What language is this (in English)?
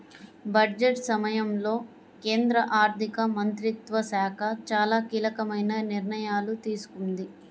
Telugu